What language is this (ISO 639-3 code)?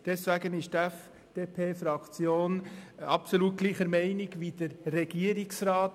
gsw